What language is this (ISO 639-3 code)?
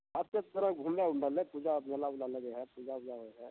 mai